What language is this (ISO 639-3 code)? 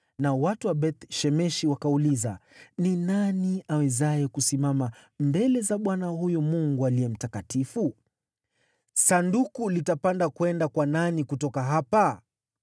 swa